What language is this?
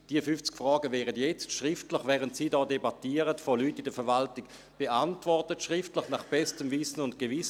Swiss German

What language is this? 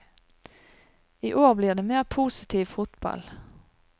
Norwegian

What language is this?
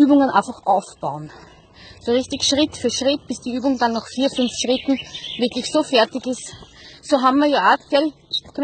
German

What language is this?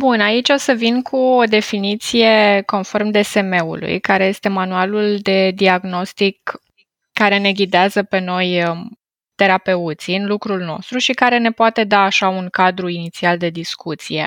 Romanian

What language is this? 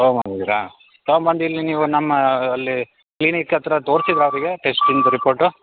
Kannada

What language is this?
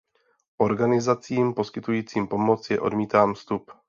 Czech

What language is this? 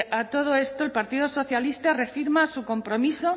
Spanish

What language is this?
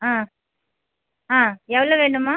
Tamil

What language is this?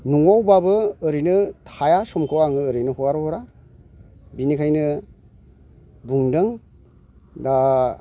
Bodo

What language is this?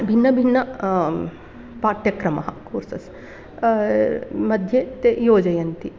Sanskrit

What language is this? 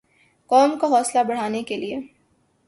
Urdu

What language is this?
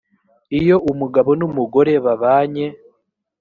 Kinyarwanda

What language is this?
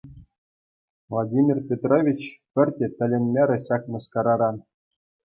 Chuvash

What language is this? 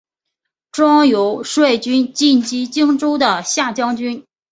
Chinese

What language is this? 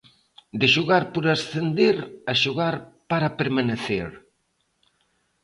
Galician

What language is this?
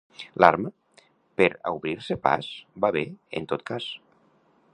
Catalan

